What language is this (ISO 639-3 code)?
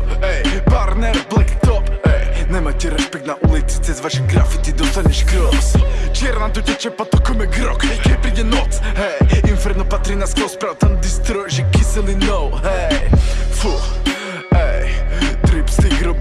slk